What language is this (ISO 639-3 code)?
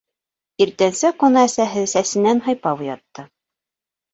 bak